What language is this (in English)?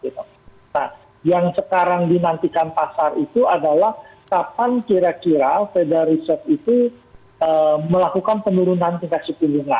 Indonesian